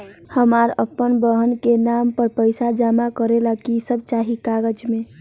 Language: Magahi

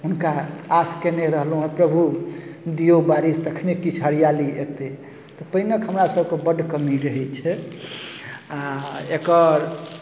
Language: Maithili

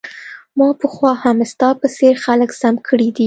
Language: Pashto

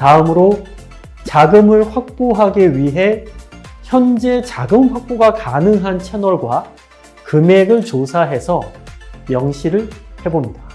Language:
Korean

